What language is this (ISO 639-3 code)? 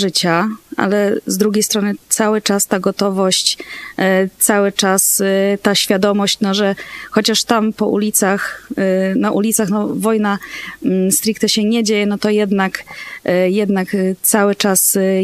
pol